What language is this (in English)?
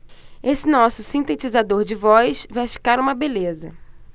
Portuguese